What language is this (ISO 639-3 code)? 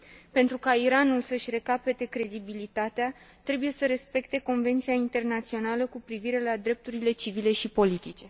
ron